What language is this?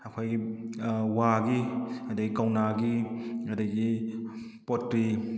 Manipuri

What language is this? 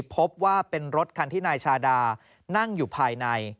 Thai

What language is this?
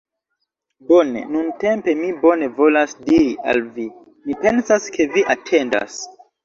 Esperanto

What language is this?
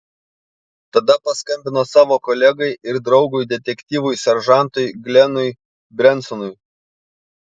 Lithuanian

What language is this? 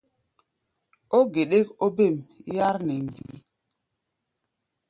Gbaya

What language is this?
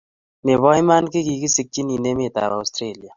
Kalenjin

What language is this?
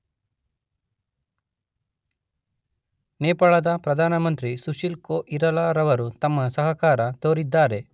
Kannada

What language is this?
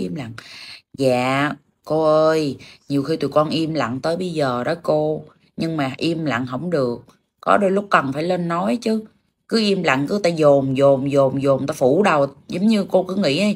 Vietnamese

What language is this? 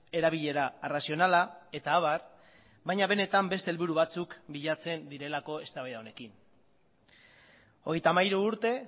Basque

